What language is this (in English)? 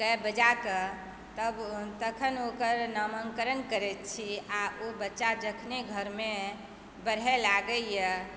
Maithili